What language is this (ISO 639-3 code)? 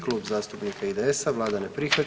hrv